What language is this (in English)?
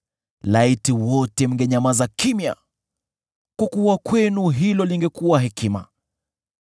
Swahili